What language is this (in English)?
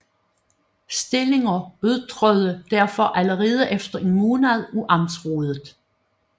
Danish